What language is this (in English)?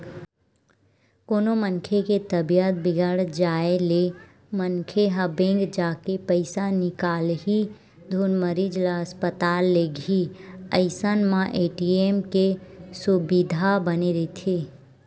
Chhattisgarhi